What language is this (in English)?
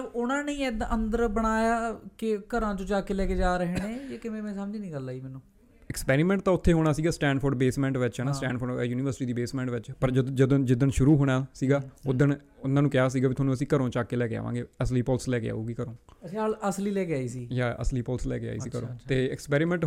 Punjabi